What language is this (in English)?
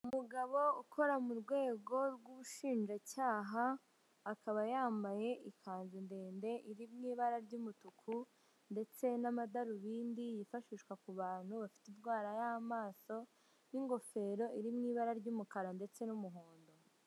Kinyarwanda